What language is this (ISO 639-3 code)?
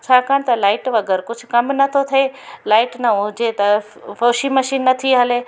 snd